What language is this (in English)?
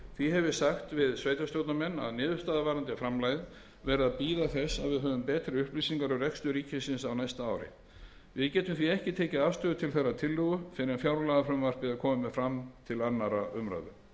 Icelandic